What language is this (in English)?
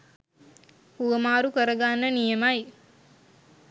Sinhala